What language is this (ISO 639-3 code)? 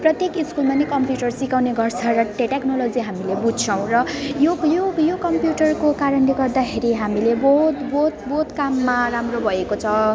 nep